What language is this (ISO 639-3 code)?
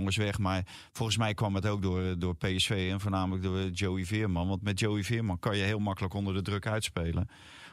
nld